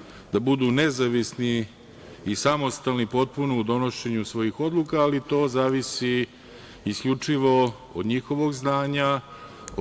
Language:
Serbian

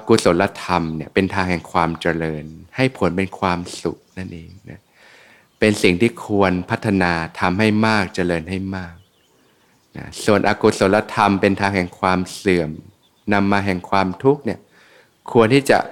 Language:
Thai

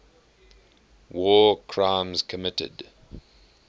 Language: English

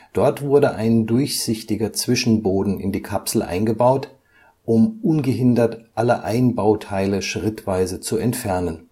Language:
German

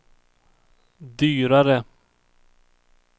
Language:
Swedish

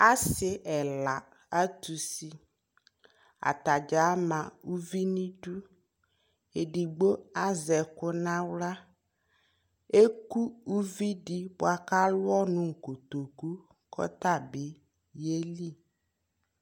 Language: Ikposo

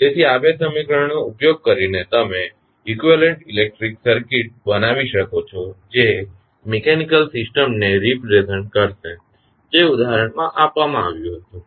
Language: Gujarati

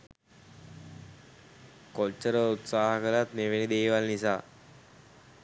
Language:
Sinhala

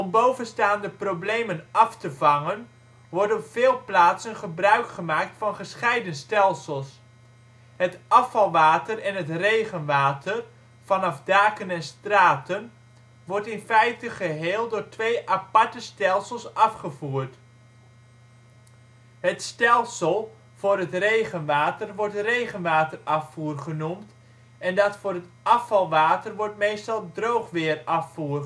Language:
Dutch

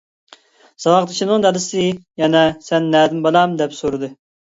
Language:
Uyghur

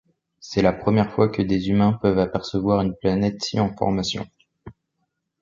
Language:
French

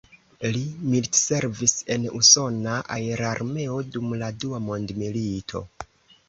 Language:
Esperanto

